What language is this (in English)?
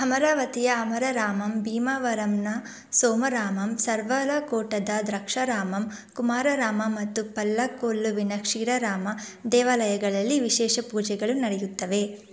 Kannada